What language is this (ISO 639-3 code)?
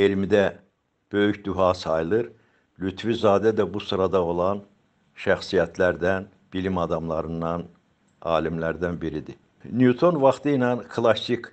tur